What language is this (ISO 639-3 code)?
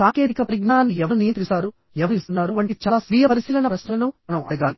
tel